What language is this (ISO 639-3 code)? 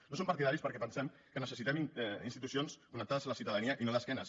cat